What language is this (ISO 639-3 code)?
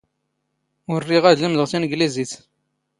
zgh